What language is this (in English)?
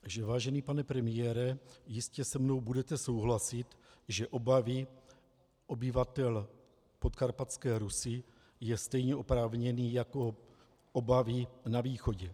Czech